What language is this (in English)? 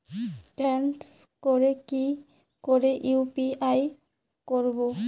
Bangla